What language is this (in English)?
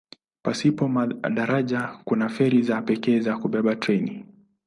Swahili